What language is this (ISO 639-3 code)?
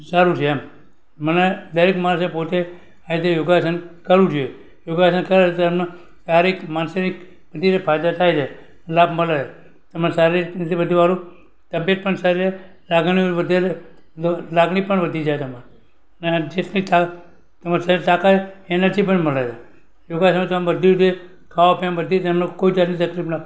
guj